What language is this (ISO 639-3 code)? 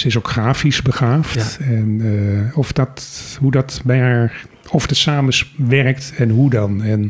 nld